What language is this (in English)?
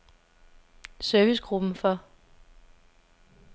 Danish